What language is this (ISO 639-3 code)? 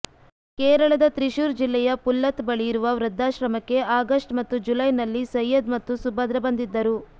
kan